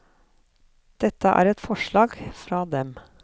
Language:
Norwegian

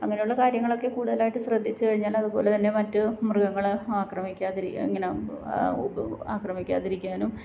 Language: Malayalam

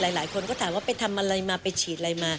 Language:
Thai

